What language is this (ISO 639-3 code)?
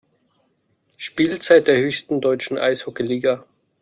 deu